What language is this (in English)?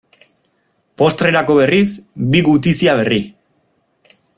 Basque